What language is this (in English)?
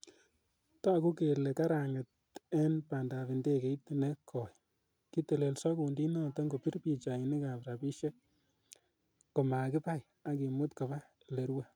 Kalenjin